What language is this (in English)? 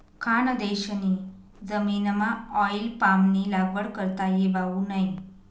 Marathi